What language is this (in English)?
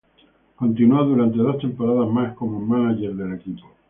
Spanish